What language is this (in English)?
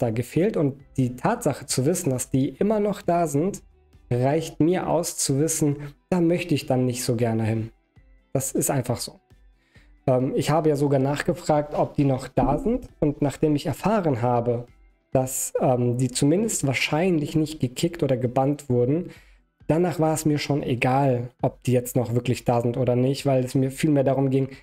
German